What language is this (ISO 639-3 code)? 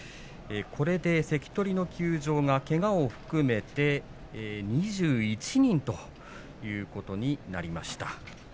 jpn